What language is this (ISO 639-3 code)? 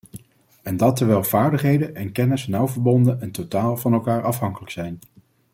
nld